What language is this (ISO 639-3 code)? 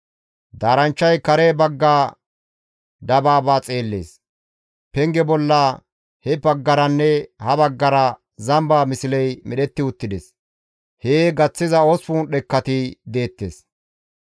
gmv